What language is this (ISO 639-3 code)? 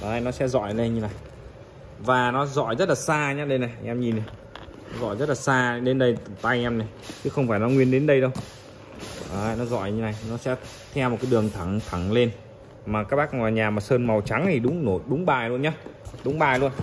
vie